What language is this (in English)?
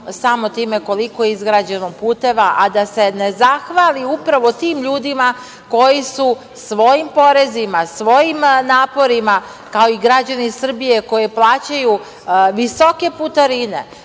Serbian